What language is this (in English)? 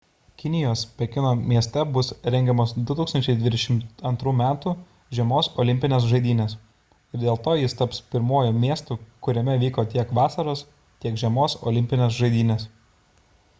Lithuanian